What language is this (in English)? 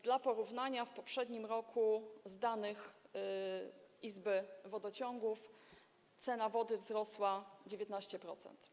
Polish